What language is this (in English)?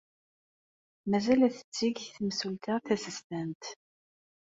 Kabyle